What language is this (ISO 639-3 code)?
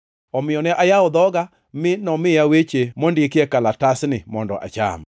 luo